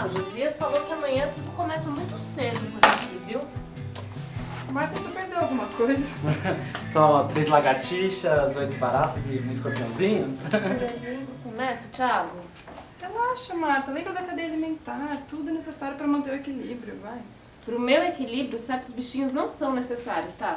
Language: Portuguese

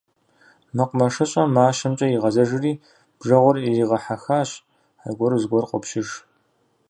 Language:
Kabardian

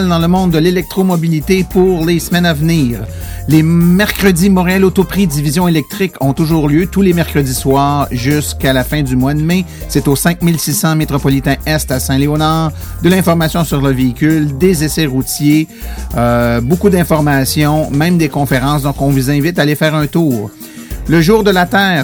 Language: French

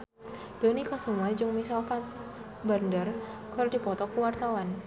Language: Sundanese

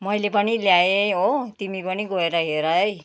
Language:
Nepali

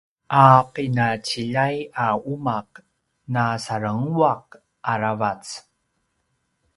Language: Paiwan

